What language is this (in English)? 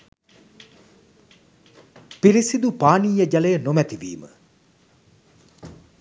Sinhala